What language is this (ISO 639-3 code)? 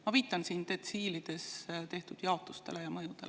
est